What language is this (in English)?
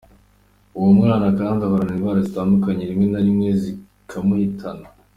Kinyarwanda